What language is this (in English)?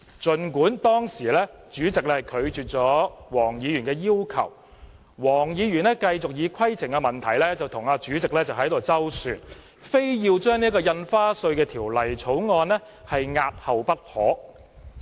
Cantonese